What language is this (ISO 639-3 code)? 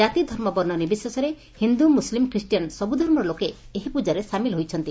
ori